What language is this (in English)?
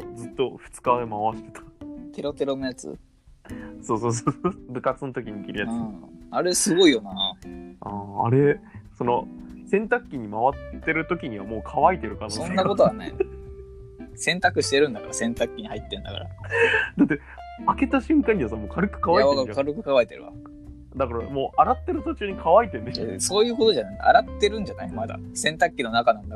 Japanese